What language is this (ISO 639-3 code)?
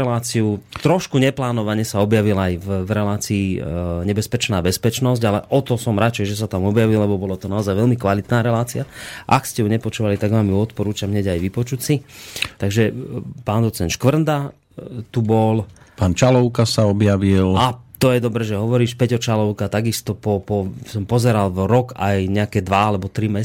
slk